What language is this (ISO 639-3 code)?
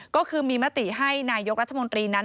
tha